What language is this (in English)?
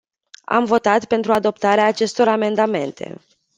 Romanian